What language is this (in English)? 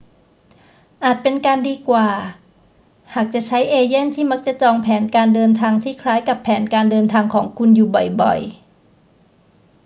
Thai